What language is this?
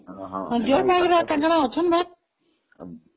Odia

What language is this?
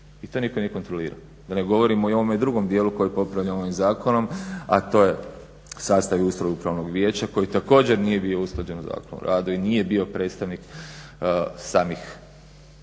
Croatian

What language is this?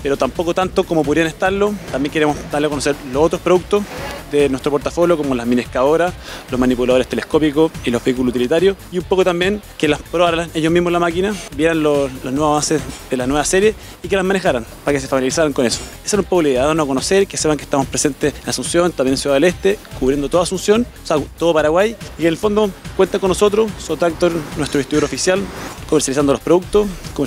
Spanish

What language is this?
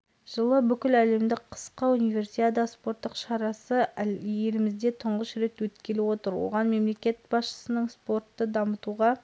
Kazakh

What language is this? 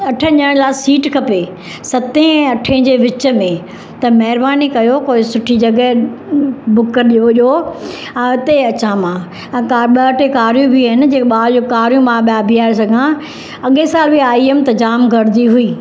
Sindhi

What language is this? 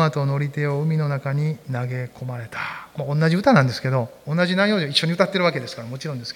Japanese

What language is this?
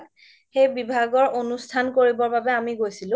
Assamese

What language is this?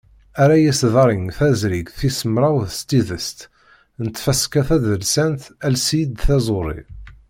Kabyle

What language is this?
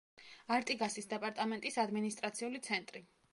Georgian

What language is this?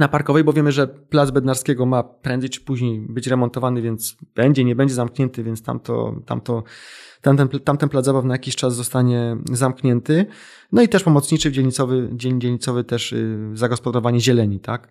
Polish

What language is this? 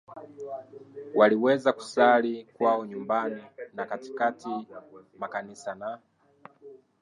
Swahili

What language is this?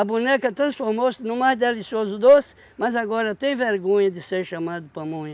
Portuguese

